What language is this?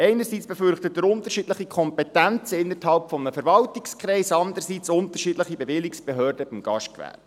Swiss German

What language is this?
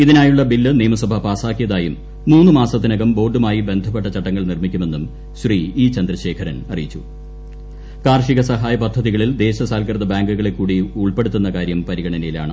Malayalam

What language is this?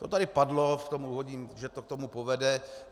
Czech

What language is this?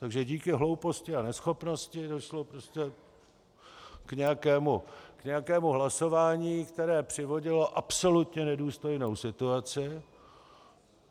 Czech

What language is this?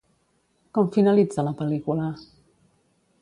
Catalan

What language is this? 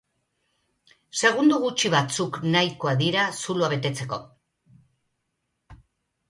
Basque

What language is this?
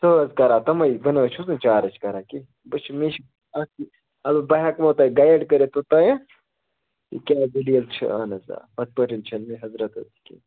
Kashmiri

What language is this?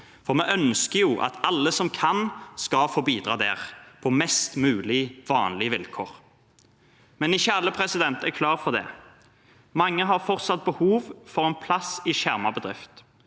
Norwegian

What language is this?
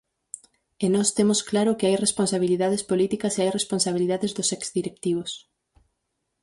Galician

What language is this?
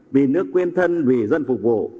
Vietnamese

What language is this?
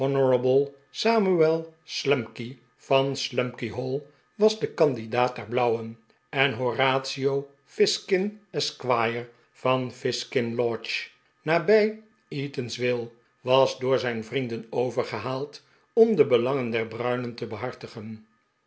Dutch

